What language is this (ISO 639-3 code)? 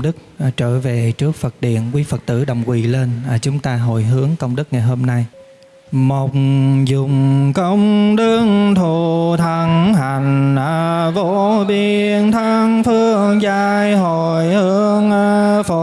vie